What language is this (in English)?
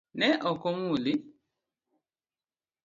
Luo (Kenya and Tanzania)